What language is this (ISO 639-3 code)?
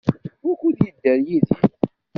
kab